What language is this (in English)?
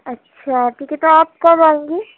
Urdu